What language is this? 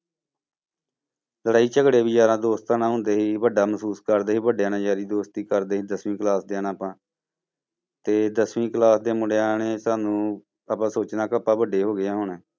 Punjabi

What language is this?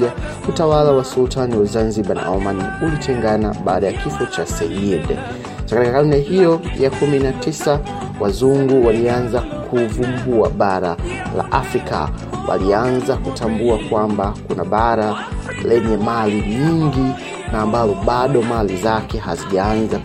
Swahili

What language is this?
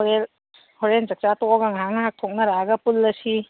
Manipuri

